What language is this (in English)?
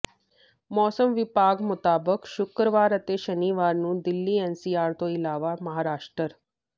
Punjabi